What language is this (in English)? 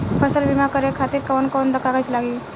Bhojpuri